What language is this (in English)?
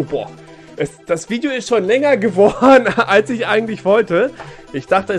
German